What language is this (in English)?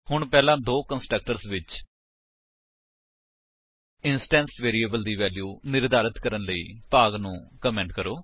Punjabi